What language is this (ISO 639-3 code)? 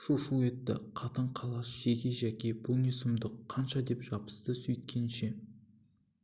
kaz